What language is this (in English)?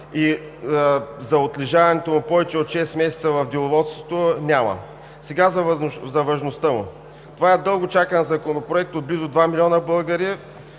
Bulgarian